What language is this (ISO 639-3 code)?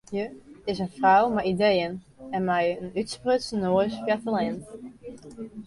fry